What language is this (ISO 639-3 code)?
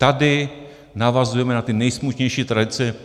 ces